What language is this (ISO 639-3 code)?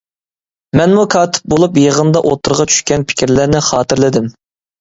uig